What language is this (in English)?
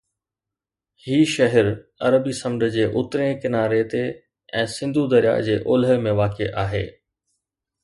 Sindhi